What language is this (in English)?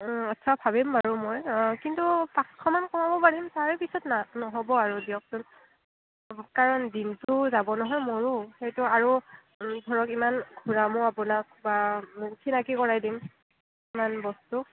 Assamese